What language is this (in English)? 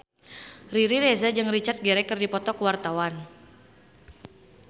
Sundanese